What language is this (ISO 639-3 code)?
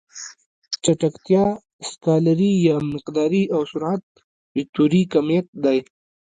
pus